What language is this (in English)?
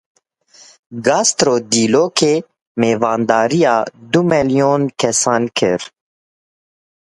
Kurdish